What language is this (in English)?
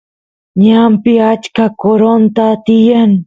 Santiago del Estero Quichua